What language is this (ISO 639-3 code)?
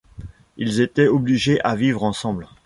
fra